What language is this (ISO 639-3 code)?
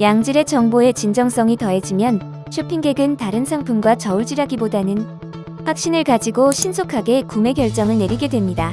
kor